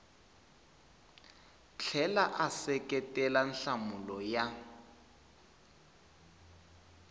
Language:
Tsonga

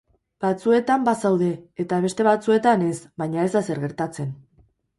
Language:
Basque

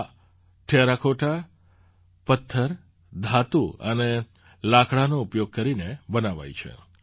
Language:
Gujarati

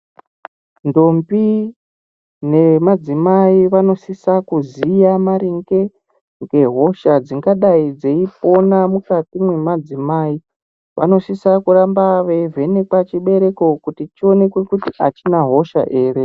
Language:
Ndau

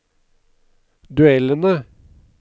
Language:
Norwegian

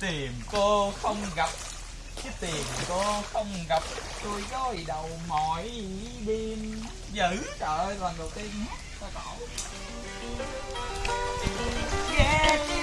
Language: Vietnamese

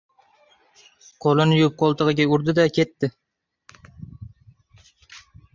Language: Uzbek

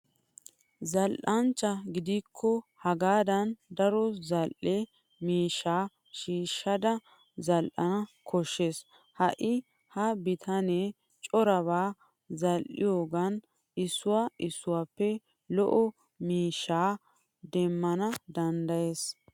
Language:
Wolaytta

